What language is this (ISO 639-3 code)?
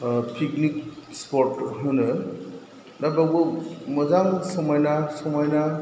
brx